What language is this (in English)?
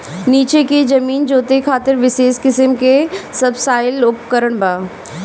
Bhojpuri